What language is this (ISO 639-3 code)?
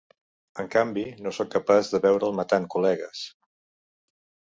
cat